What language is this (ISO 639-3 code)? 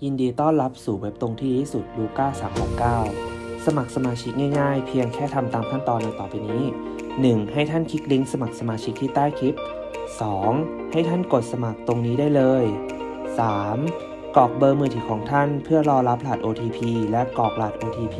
tha